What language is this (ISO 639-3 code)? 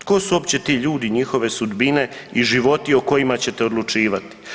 hrv